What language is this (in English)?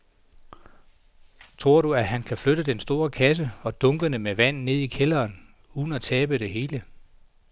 Danish